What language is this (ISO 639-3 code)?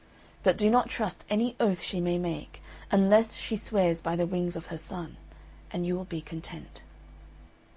eng